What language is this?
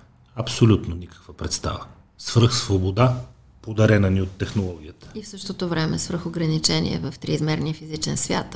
Bulgarian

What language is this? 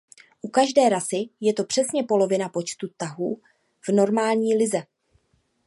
Czech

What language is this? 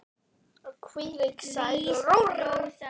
Icelandic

